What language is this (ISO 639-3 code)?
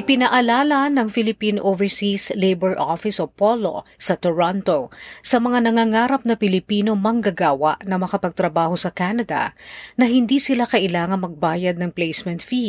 fil